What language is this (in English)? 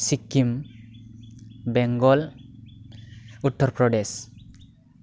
Bodo